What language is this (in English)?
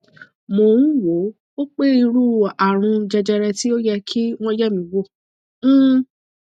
Yoruba